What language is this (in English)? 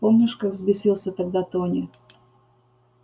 Russian